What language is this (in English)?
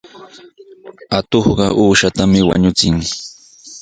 Sihuas Ancash Quechua